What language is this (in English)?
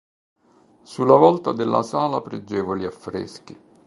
Italian